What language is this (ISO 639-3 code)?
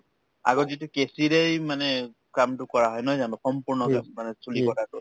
asm